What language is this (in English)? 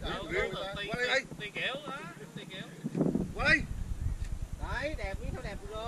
Vietnamese